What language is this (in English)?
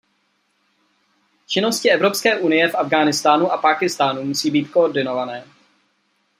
Czech